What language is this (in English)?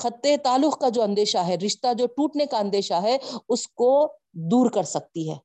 Urdu